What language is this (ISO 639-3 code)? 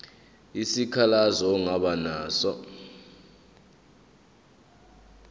zul